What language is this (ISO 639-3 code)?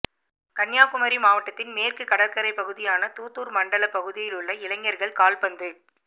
tam